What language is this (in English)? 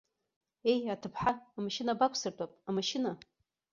Abkhazian